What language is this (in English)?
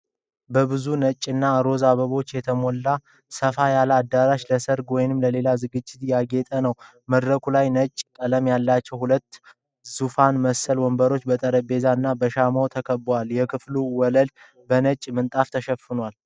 Amharic